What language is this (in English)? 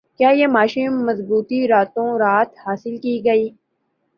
Urdu